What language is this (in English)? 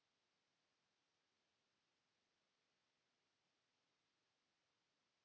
Finnish